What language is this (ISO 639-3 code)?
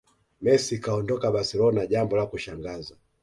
swa